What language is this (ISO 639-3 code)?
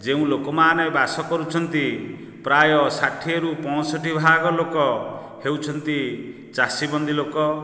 ori